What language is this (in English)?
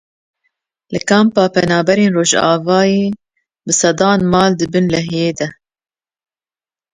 Kurdish